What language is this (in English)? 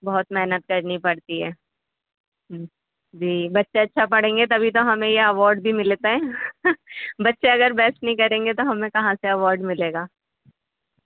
Urdu